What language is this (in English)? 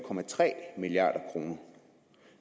Danish